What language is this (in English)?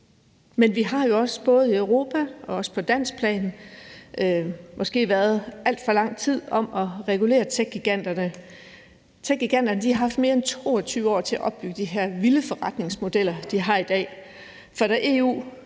Danish